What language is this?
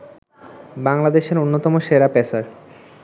Bangla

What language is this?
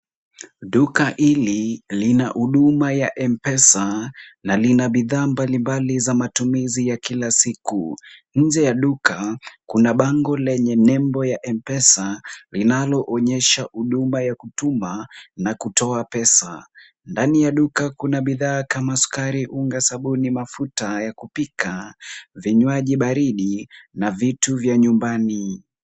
Swahili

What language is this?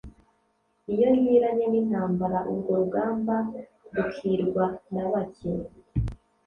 Kinyarwanda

